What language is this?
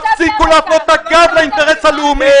Hebrew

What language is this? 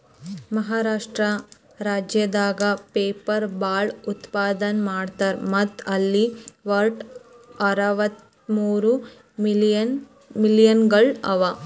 Kannada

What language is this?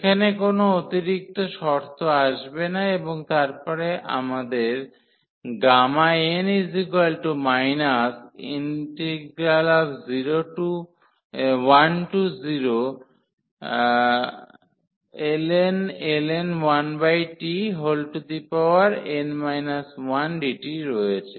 Bangla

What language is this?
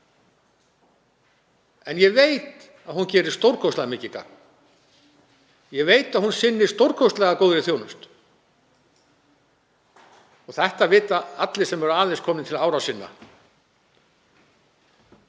Icelandic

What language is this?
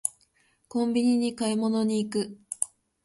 Japanese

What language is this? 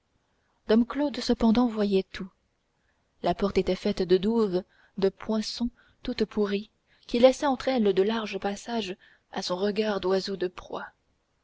French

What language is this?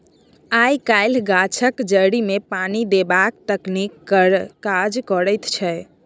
Maithili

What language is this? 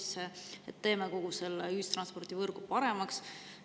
Estonian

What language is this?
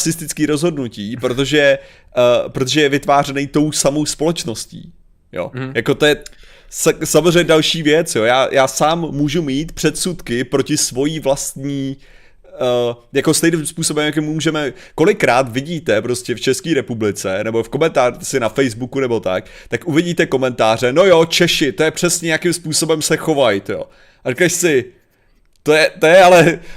Czech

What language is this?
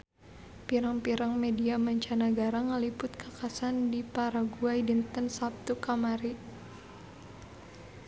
Sundanese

